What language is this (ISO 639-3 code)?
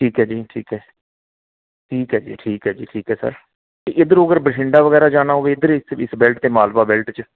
pan